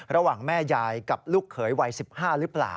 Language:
Thai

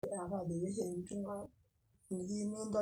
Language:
Masai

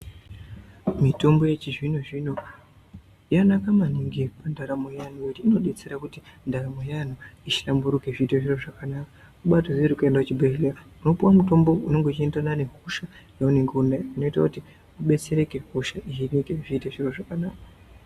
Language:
Ndau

